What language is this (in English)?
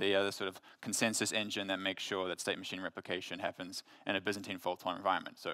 English